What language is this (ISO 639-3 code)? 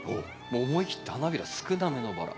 jpn